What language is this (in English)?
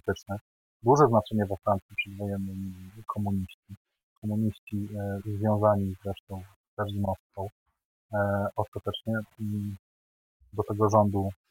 Polish